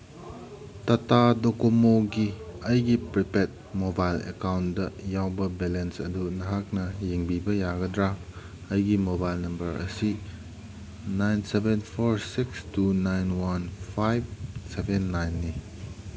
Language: Manipuri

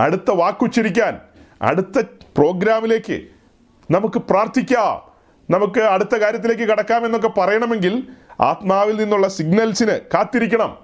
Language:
Malayalam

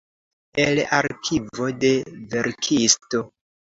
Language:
Esperanto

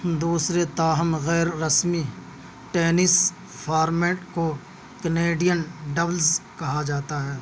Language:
Urdu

